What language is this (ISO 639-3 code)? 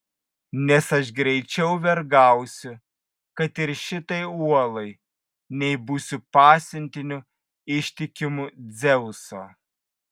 lit